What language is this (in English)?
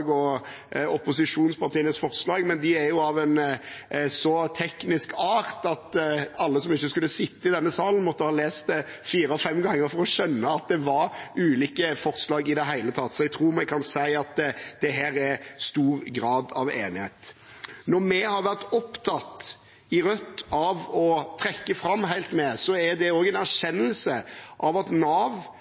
Norwegian Bokmål